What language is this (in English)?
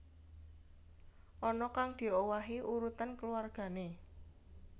Javanese